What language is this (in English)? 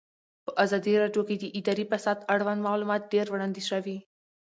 Pashto